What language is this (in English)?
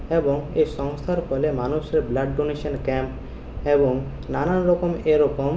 Bangla